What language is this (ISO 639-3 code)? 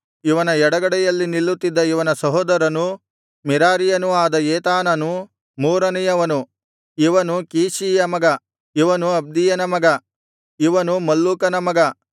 kan